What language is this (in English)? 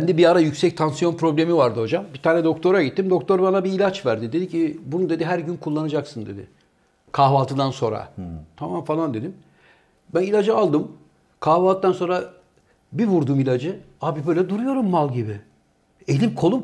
Turkish